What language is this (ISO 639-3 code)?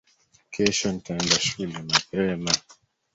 swa